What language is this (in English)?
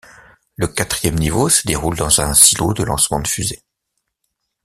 French